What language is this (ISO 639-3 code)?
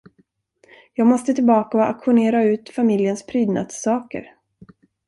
swe